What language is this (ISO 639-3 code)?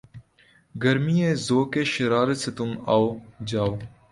urd